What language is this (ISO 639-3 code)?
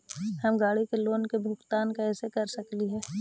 mag